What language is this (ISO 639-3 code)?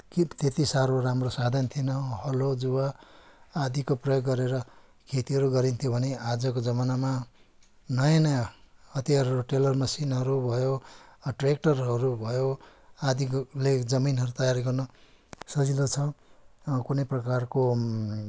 nep